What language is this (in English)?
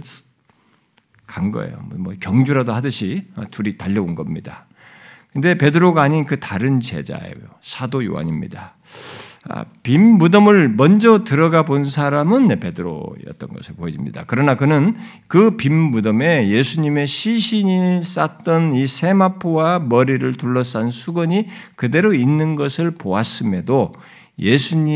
Korean